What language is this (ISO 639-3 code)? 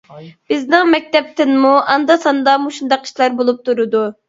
uig